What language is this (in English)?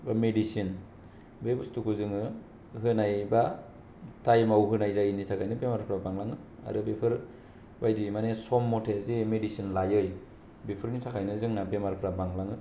Bodo